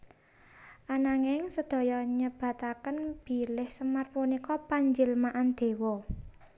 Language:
Javanese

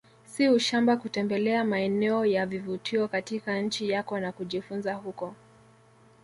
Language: Swahili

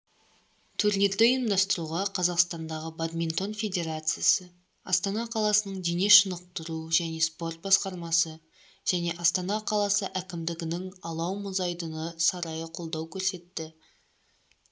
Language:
Kazakh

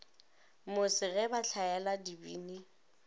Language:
Northern Sotho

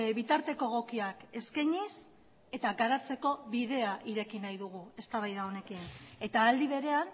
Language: Basque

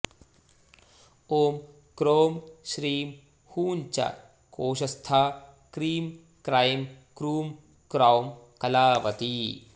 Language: Sanskrit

